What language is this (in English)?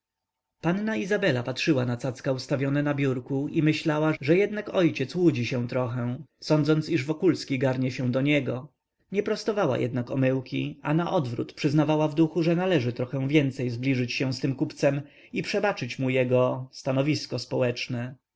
Polish